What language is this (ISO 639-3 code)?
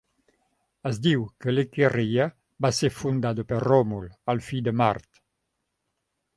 cat